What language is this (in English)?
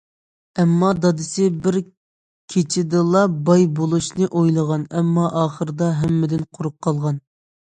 Uyghur